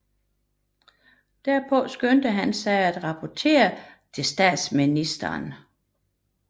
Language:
Danish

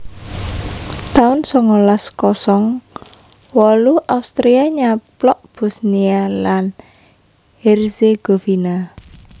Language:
Javanese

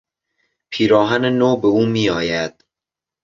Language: Persian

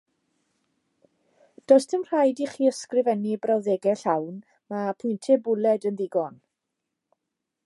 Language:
Welsh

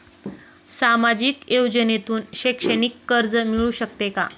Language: Marathi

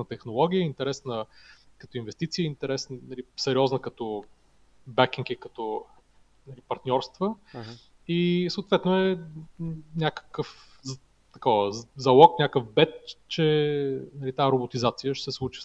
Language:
Bulgarian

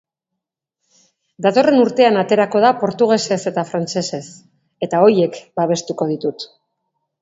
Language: Basque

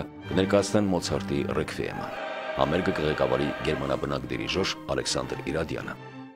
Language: Turkish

